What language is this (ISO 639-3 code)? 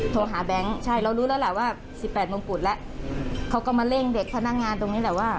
tha